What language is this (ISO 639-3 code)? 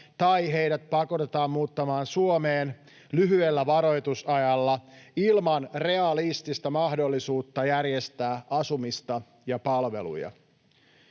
fin